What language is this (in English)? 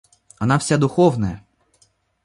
Russian